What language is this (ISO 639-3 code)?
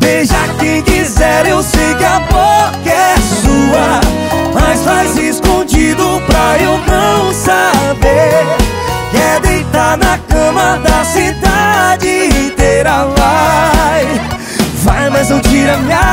ron